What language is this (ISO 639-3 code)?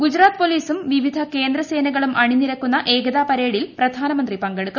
mal